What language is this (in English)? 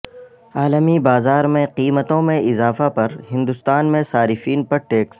Urdu